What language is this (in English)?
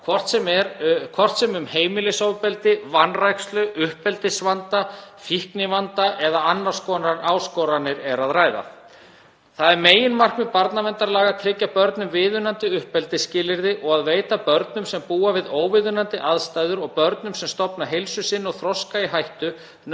Icelandic